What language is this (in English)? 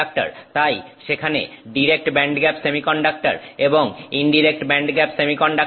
Bangla